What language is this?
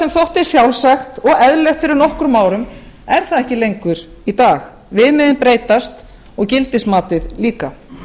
Icelandic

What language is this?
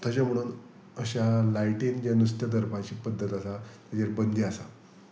Konkani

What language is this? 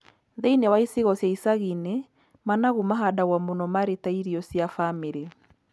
Kikuyu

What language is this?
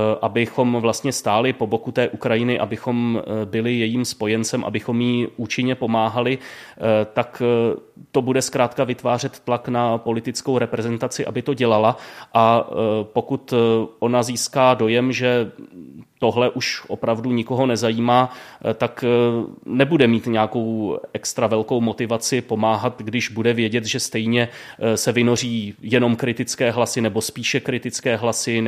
Czech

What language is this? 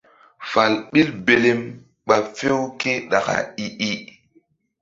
Mbum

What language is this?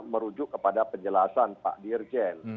Indonesian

